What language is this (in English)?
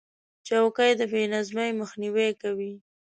Pashto